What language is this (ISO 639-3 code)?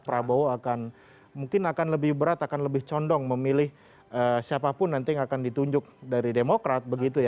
ind